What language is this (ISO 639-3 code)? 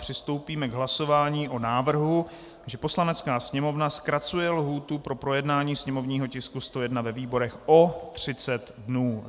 ces